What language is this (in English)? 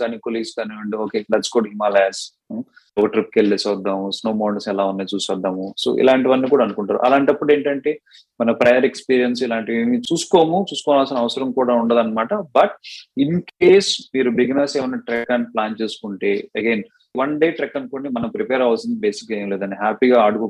Telugu